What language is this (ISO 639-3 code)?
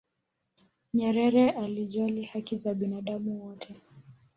swa